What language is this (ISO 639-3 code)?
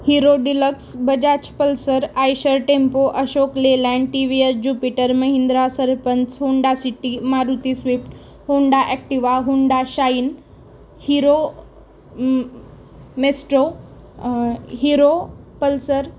mar